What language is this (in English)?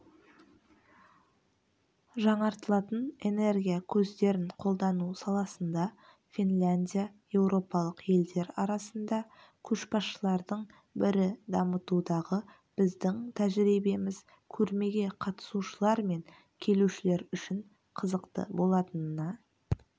Kazakh